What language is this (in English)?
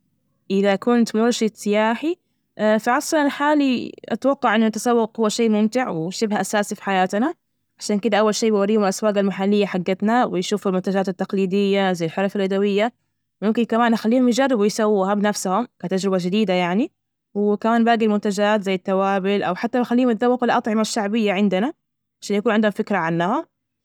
Najdi Arabic